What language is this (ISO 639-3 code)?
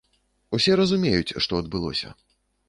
bel